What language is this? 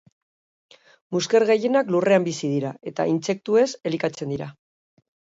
Basque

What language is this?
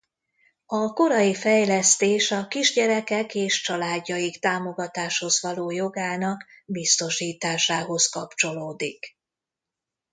Hungarian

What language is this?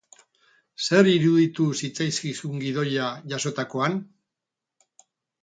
Basque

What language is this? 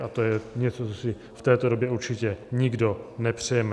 Czech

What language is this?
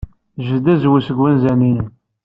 Kabyle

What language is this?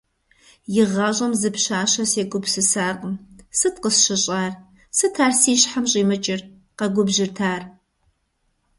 Kabardian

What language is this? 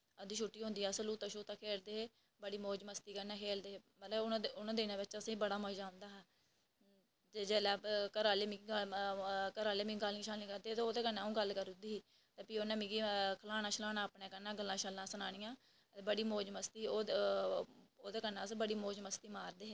Dogri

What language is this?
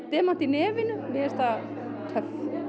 Icelandic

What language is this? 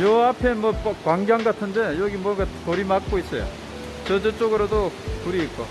Korean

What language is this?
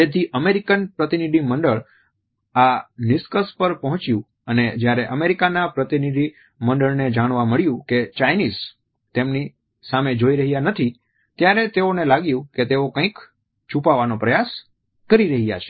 Gujarati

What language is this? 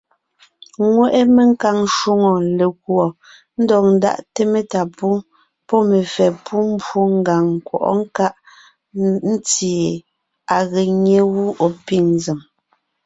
Ngiemboon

